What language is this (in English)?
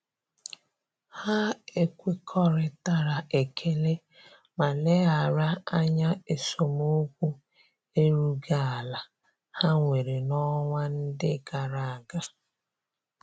Igbo